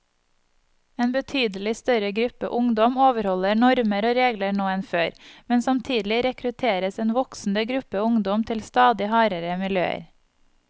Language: Norwegian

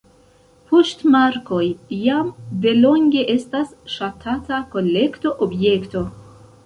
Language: Esperanto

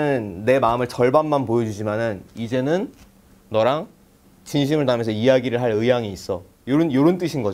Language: Korean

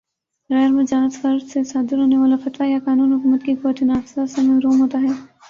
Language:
Urdu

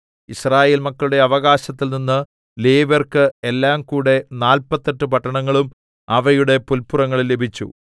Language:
Malayalam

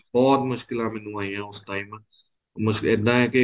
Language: Punjabi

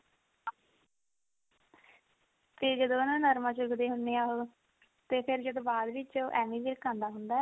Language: Punjabi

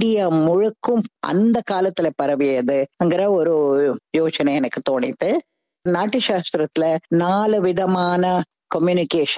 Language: Tamil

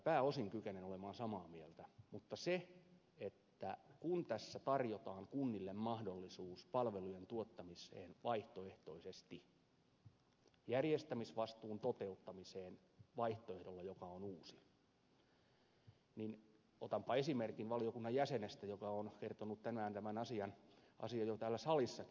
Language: Finnish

